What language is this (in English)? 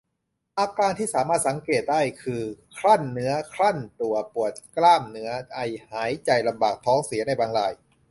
Thai